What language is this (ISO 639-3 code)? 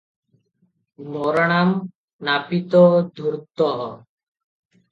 ori